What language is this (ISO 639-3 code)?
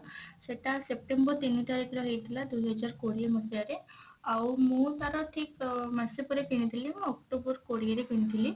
ori